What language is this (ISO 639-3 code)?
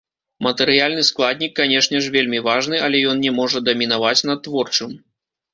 bel